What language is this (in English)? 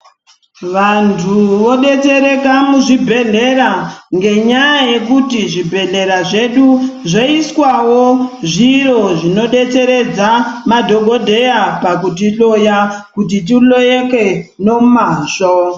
Ndau